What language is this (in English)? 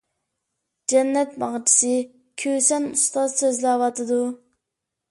Uyghur